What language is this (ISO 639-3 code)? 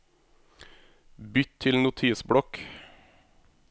nor